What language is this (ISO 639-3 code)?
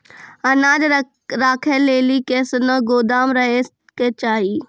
mai